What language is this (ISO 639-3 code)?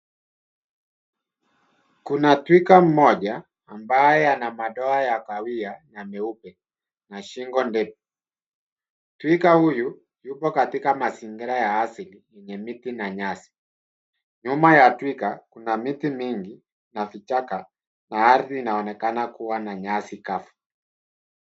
swa